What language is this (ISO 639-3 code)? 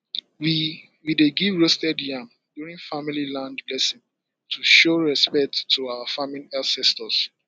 pcm